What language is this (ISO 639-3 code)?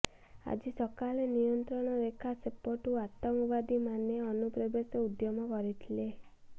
ori